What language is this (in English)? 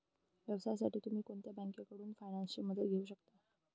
Marathi